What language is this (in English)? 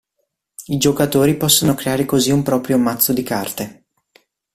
Italian